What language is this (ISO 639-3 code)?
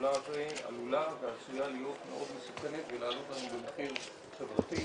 heb